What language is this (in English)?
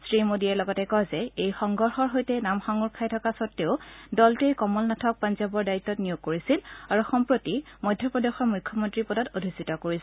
Assamese